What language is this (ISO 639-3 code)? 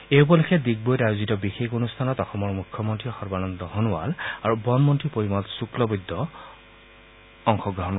asm